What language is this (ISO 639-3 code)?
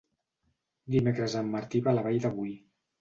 cat